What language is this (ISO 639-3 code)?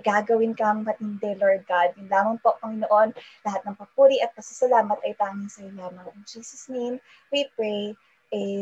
fil